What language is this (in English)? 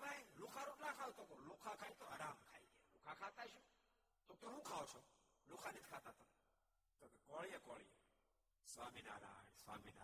Gujarati